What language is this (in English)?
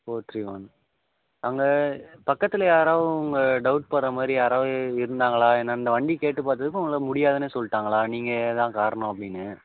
Tamil